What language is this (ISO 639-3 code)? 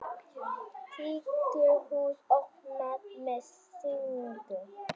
isl